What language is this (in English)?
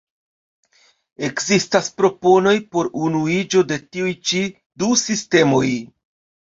Esperanto